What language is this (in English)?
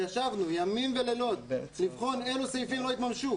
Hebrew